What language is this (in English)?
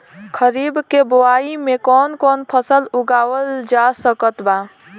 Bhojpuri